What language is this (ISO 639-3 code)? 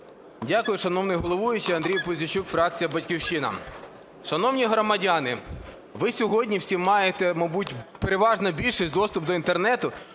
ukr